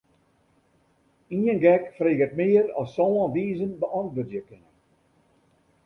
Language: Western Frisian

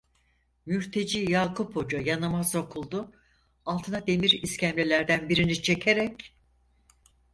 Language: Turkish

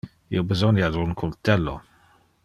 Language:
Interlingua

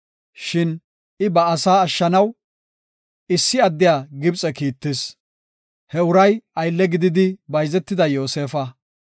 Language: Gofa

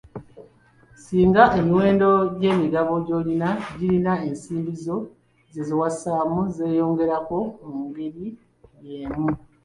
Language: Ganda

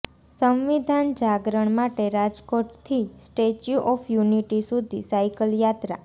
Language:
Gujarati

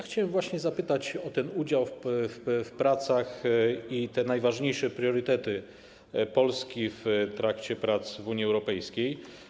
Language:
Polish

